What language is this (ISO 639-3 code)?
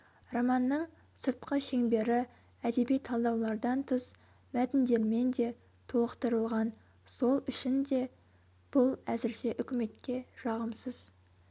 kaz